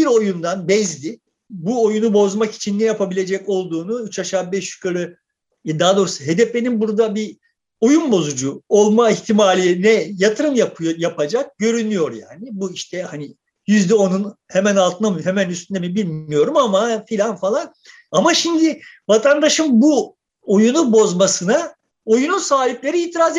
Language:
Turkish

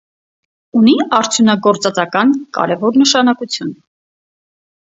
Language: Armenian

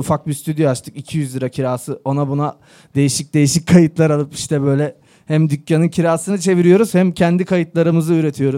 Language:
Turkish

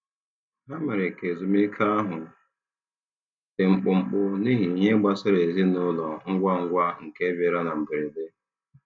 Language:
Igbo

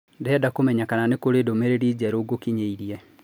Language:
Kikuyu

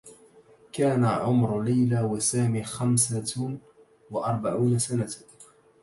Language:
Arabic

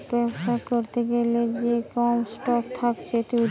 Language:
Bangla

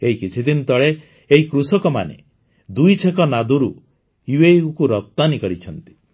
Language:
Odia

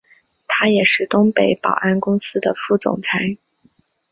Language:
Chinese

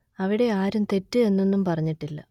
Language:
Malayalam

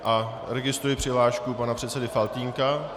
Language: Czech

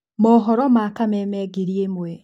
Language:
Kikuyu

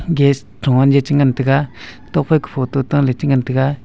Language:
Wancho Naga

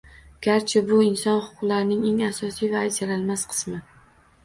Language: Uzbek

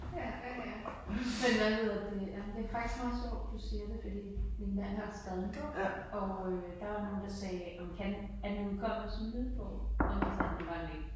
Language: Danish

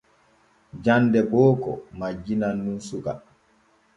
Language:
Borgu Fulfulde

